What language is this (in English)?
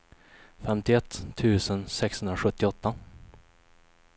Swedish